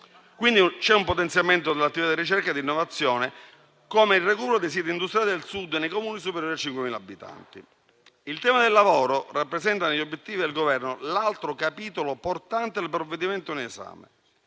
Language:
Italian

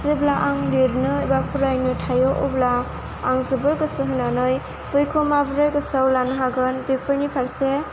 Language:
Bodo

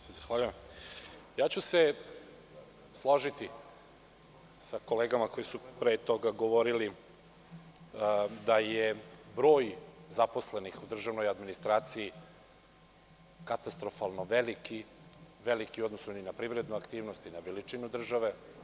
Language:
Serbian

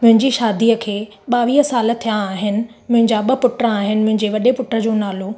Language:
Sindhi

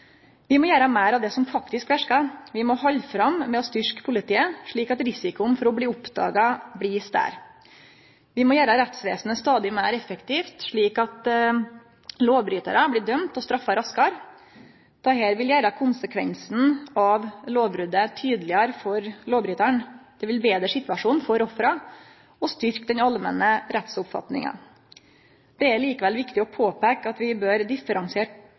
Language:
Norwegian Nynorsk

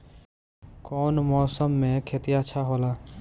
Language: Bhojpuri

